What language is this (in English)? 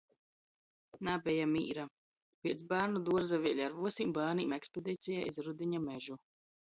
Latgalian